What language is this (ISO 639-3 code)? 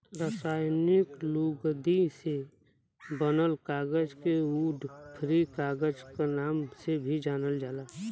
bho